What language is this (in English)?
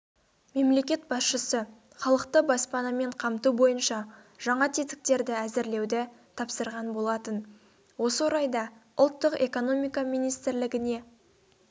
Kazakh